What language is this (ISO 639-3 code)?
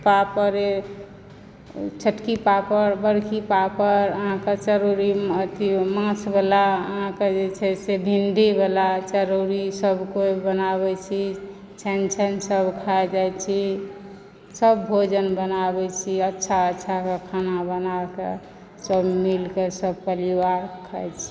mai